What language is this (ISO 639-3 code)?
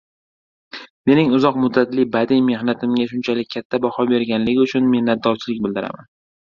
uzb